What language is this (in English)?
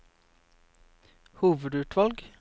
Norwegian